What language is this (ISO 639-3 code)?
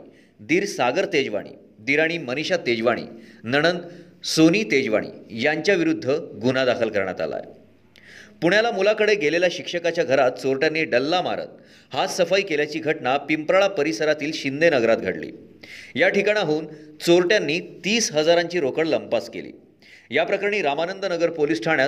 mar